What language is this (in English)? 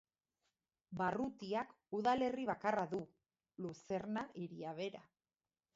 Basque